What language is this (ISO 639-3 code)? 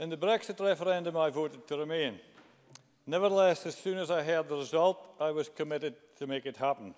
eng